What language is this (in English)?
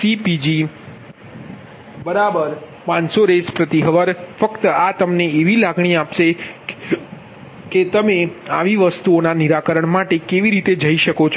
Gujarati